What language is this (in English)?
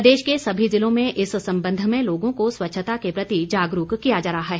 Hindi